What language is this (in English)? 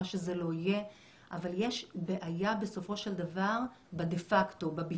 Hebrew